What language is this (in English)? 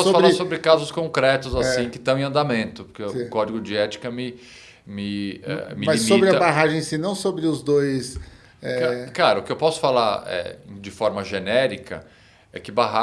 Portuguese